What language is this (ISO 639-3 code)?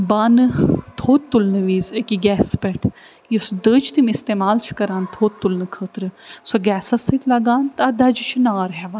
kas